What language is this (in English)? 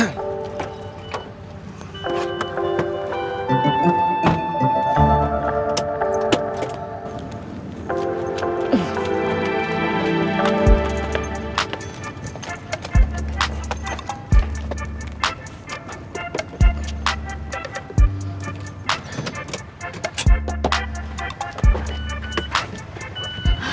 Indonesian